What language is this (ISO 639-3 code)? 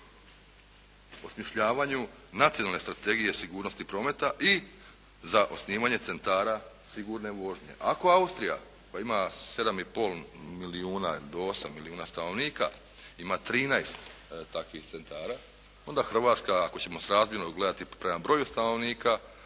hrv